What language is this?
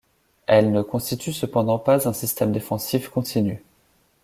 French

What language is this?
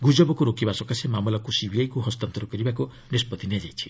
Odia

